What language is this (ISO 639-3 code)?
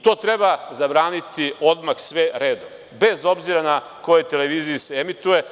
srp